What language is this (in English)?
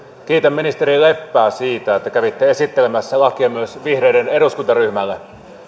Finnish